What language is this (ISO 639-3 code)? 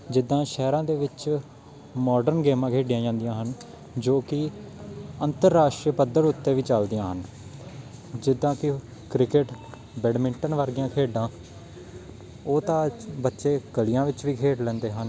pan